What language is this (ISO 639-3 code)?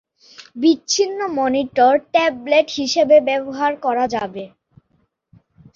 ben